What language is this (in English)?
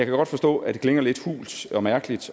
Danish